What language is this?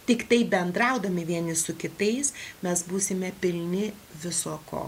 Lithuanian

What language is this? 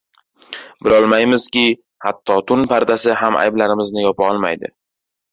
Uzbek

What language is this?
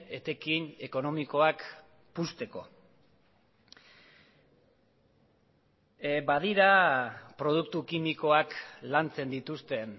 Basque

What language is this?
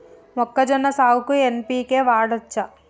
Telugu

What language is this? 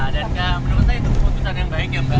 Indonesian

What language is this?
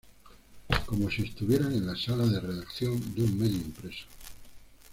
Spanish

